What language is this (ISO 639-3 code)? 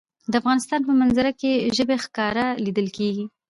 pus